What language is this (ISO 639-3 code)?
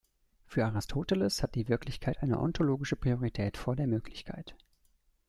deu